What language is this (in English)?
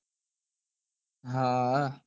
Gujarati